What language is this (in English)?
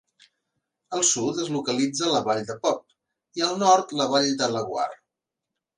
Catalan